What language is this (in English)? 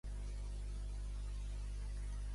Catalan